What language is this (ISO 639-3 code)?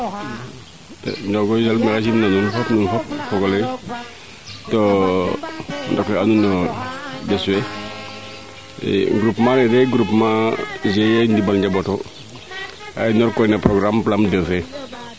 srr